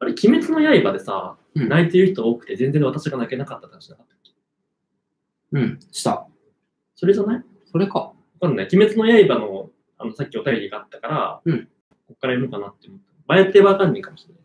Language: Japanese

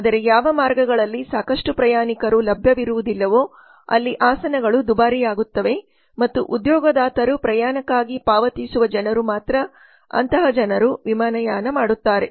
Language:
Kannada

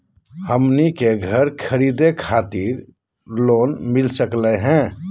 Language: Magahi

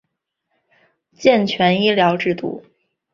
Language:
Chinese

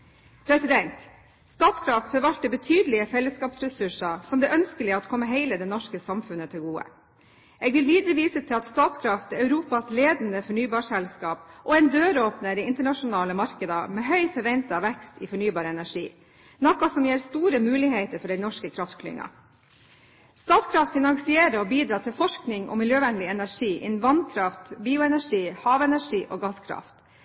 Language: Norwegian Bokmål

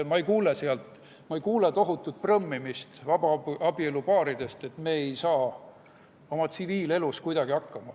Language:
Estonian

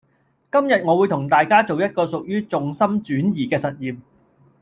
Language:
Cantonese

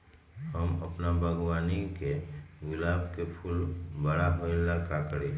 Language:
Magahi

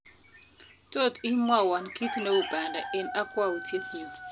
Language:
Kalenjin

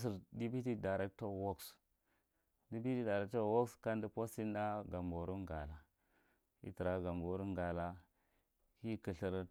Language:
Marghi Central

